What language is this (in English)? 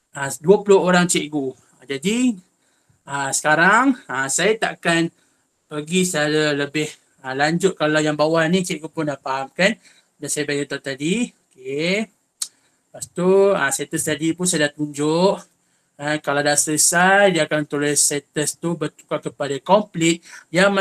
Malay